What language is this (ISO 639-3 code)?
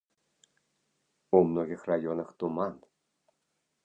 bel